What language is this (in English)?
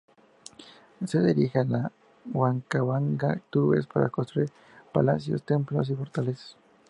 Spanish